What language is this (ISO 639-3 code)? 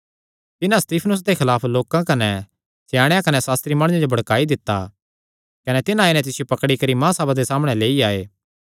xnr